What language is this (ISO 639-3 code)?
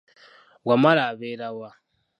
lug